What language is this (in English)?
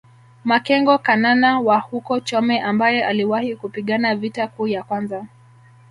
Swahili